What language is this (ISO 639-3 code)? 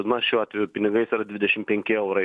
lit